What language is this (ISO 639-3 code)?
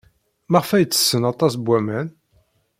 kab